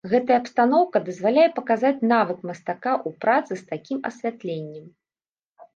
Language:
Belarusian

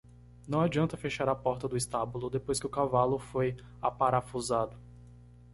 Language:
Portuguese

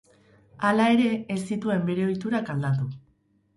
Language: Basque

